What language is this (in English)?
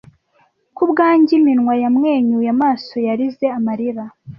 Kinyarwanda